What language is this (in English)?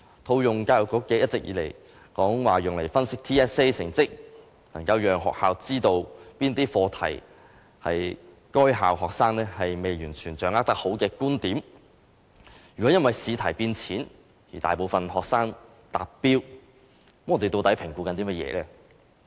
Cantonese